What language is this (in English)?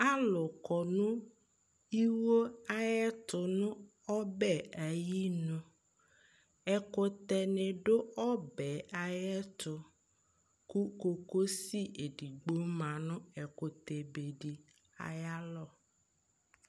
Ikposo